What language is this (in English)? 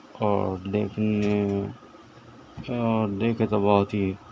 Urdu